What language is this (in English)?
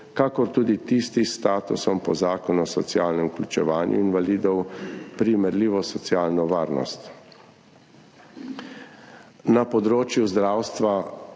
Slovenian